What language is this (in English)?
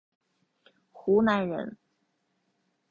Chinese